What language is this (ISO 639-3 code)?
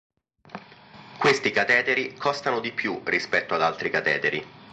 ita